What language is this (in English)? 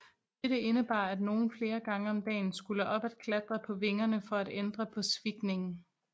Danish